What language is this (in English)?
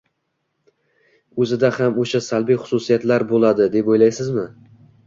Uzbek